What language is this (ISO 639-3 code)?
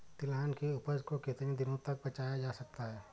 hin